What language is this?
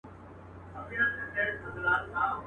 Pashto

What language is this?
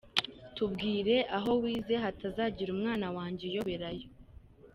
Kinyarwanda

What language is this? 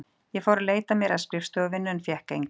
Icelandic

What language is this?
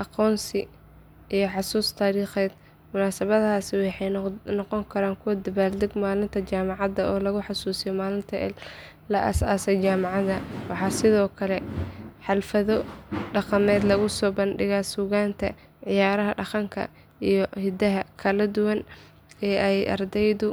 Somali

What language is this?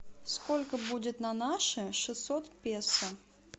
Russian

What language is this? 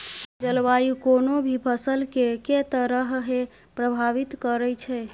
Maithili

